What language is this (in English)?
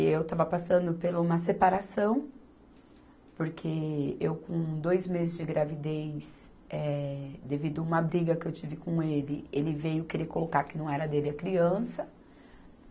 Portuguese